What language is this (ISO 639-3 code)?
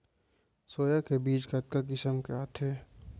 hne